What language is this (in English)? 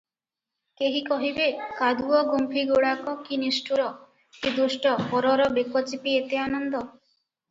Odia